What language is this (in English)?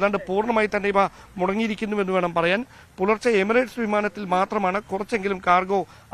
Malayalam